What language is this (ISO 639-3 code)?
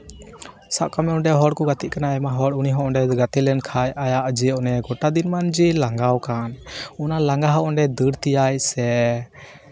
sat